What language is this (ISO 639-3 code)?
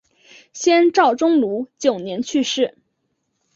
zho